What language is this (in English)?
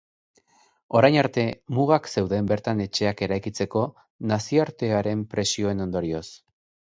Basque